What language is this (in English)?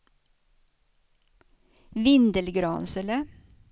Swedish